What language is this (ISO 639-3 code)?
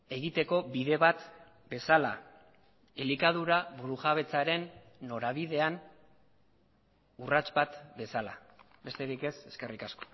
eus